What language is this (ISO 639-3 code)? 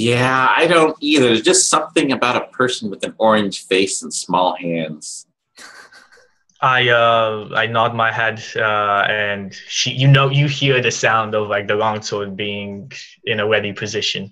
eng